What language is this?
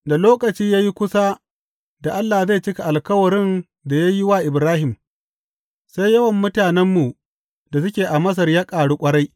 Hausa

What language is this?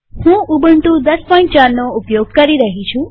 Gujarati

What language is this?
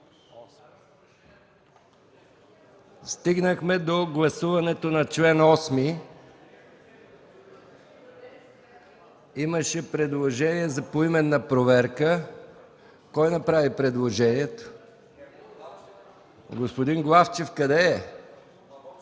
Bulgarian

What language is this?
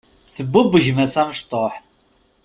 Kabyle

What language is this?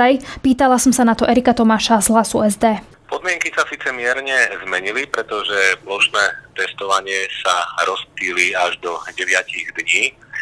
Slovak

